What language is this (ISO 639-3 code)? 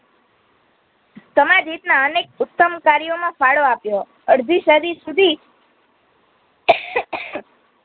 guj